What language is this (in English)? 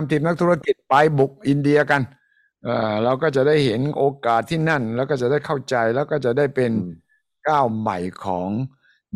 Thai